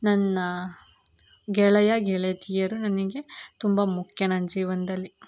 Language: Kannada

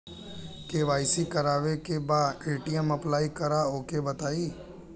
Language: Bhojpuri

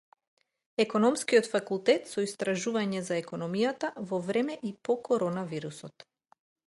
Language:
Macedonian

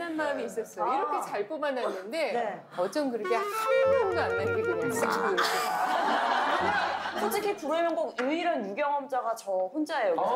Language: Korean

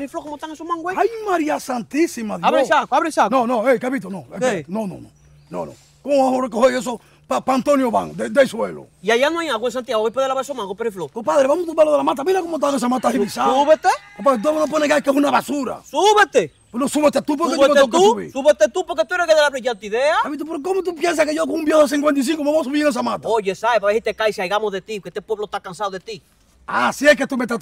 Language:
Spanish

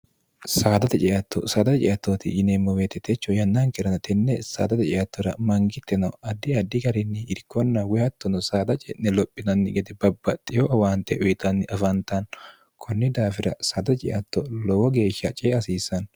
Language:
Sidamo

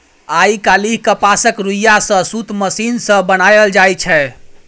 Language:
Maithili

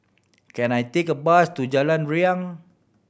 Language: English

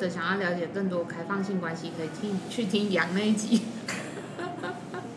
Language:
Chinese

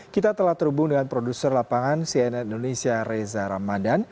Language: Indonesian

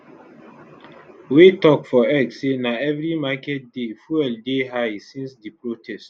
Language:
Nigerian Pidgin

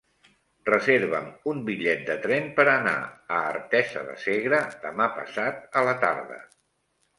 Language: Catalan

